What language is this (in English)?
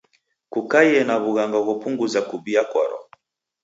Taita